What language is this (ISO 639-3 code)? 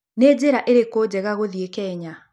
kik